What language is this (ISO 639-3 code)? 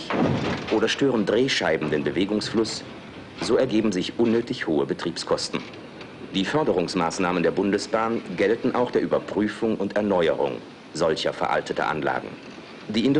deu